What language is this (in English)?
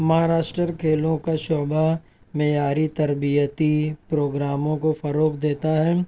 Urdu